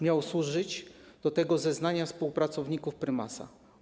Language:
Polish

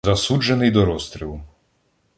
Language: Ukrainian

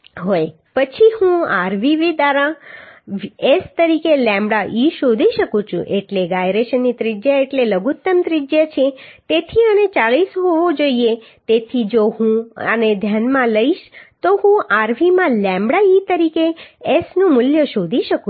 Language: Gujarati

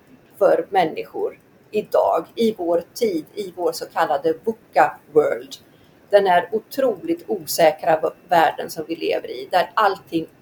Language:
Swedish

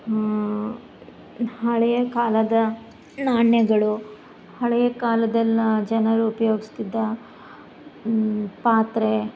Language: Kannada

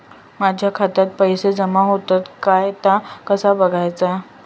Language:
Marathi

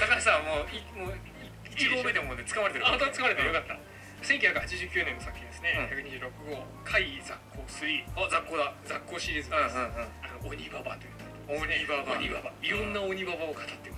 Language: Japanese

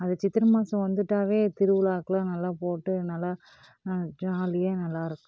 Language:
Tamil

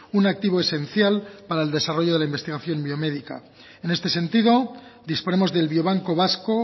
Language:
Spanish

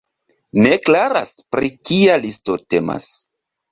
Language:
Esperanto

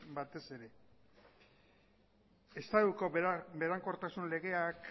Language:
Basque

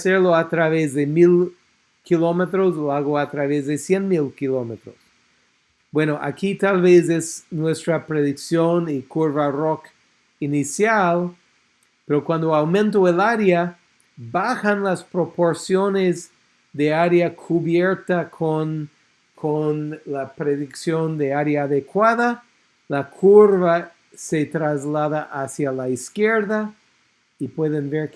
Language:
Spanish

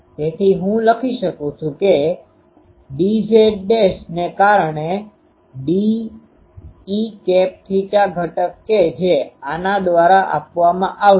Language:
Gujarati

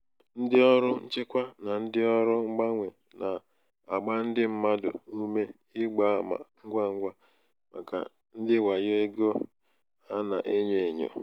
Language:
Igbo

